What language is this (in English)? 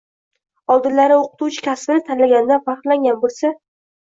Uzbek